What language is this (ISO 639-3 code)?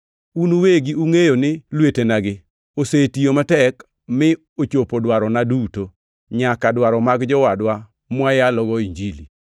luo